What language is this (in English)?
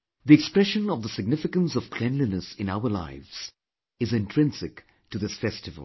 English